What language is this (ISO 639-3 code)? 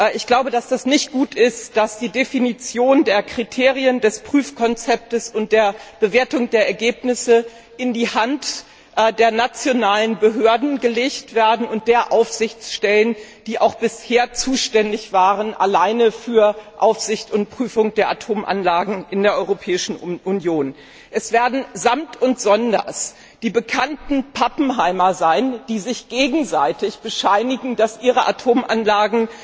deu